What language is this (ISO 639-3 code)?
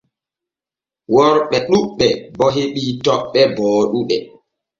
fue